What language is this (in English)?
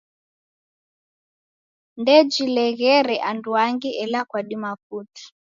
Taita